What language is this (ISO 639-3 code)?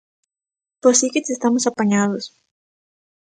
glg